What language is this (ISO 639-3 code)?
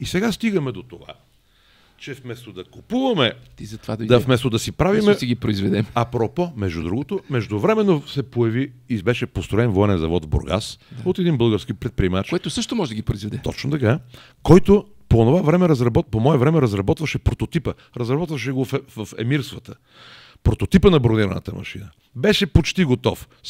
bul